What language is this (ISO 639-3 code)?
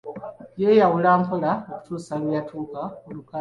lug